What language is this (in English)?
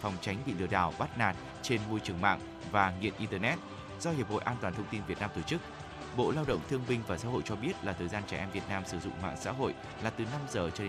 Vietnamese